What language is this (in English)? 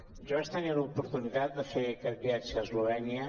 Catalan